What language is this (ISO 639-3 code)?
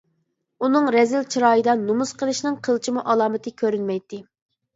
uig